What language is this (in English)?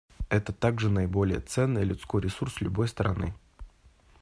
Russian